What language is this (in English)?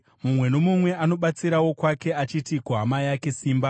Shona